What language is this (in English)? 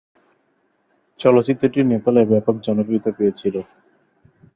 Bangla